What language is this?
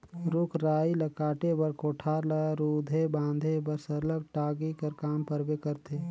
Chhattisgarhi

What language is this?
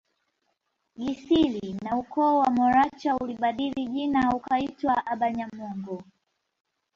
Swahili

